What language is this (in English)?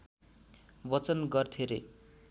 Nepali